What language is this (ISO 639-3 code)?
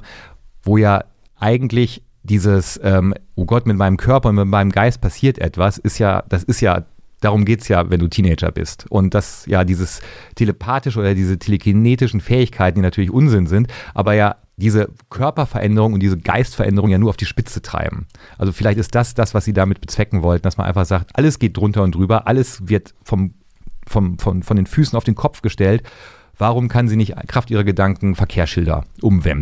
deu